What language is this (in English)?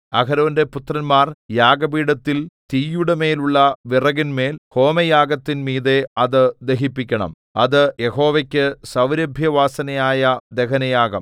Malayalam